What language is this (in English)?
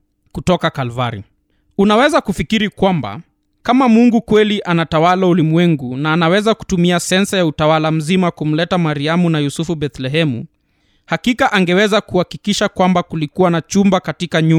Swahili